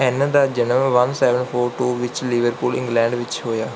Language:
Punjabi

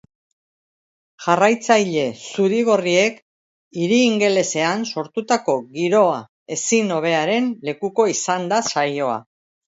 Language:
Basque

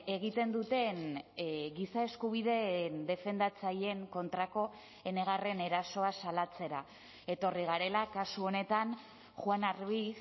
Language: Basque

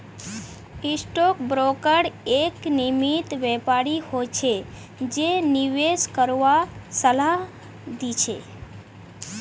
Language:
Magahi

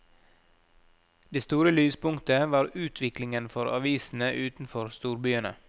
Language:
Norwegian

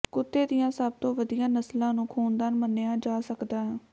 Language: Punjabi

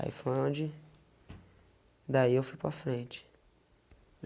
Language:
Portuguese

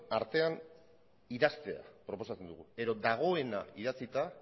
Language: Basque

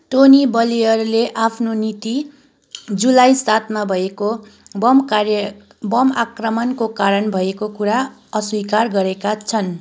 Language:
Nepali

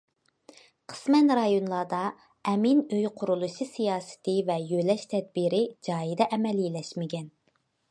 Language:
Uyghur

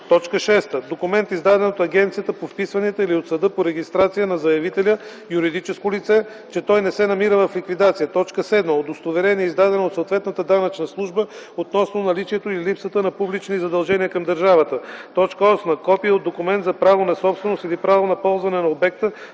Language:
Bulgarian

